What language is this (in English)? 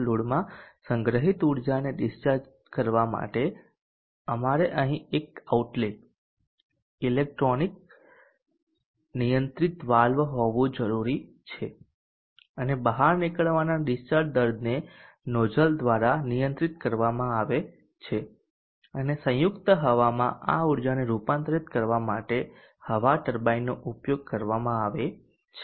Gujarati